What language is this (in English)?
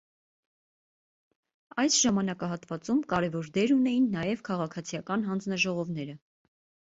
Armenian